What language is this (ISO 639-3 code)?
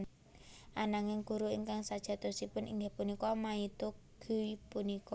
jav